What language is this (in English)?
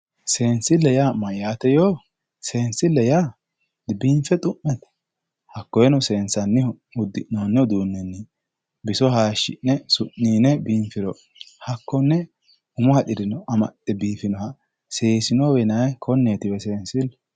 Sidamo